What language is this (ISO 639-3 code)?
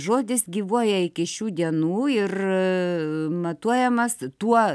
lit